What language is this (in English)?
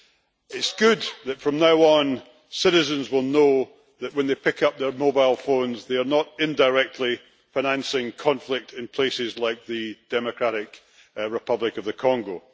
English